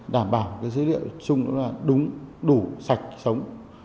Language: Vietnamese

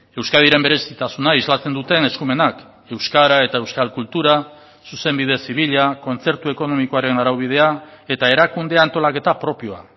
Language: Basque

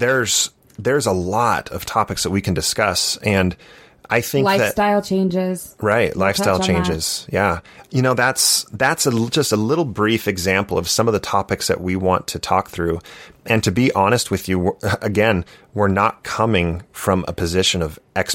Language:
English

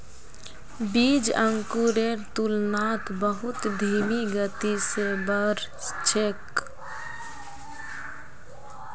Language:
Magahi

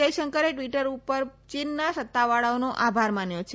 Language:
Gujarati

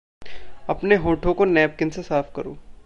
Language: Hindi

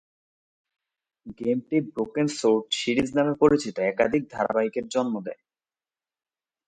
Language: Bangla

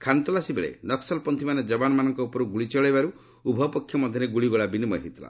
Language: Odia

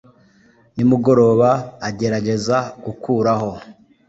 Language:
Kinyarwanda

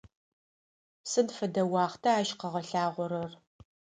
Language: Adyghe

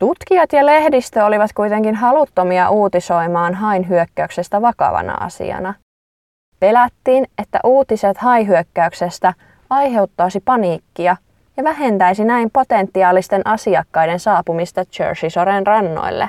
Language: Finnish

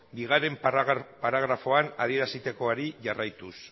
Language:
Basque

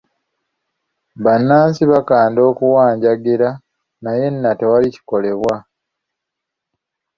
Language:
Ganda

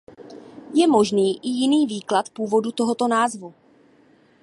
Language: Czech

